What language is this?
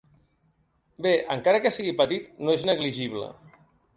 Catalan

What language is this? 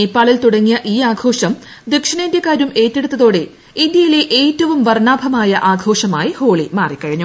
Malayalam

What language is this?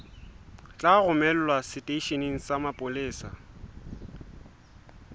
Southern Sotho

